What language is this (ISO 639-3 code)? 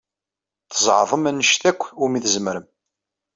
kab